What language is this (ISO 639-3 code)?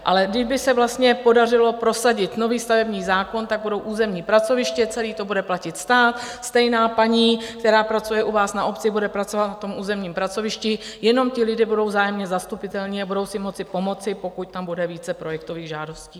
ces